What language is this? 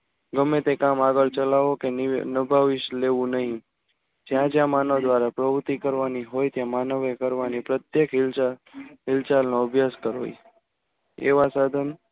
Gujarati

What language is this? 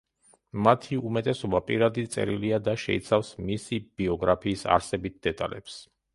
Georgian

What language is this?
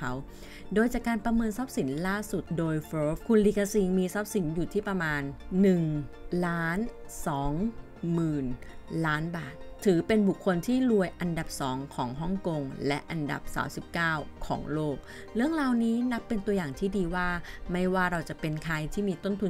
Thai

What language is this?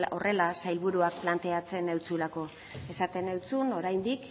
Basque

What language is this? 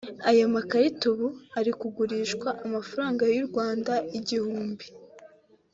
Kinyarwanda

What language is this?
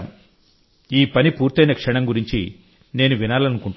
Telugu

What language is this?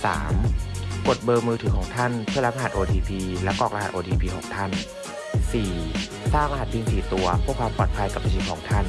Thai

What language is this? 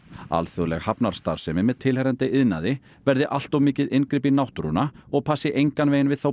Icelandic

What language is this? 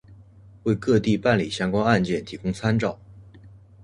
Chinese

